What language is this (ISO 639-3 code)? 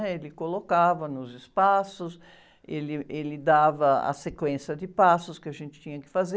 por